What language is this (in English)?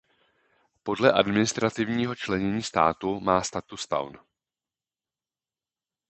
Czech